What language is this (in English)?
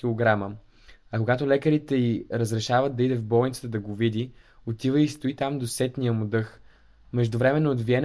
Bulgarian